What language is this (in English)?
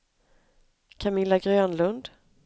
Swedish